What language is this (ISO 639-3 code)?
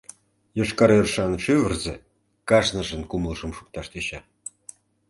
chm